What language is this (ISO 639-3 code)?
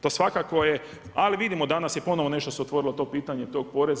hrv